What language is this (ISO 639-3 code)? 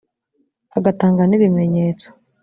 kin